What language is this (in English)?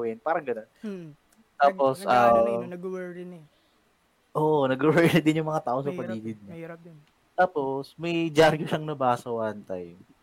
Filipino